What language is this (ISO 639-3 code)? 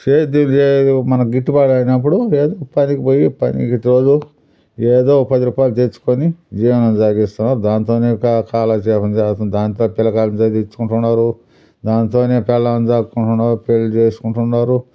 tel